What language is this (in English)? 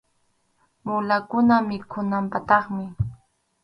Arequipa-La Unión Quechua